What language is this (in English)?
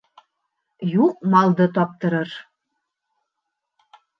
Bashkir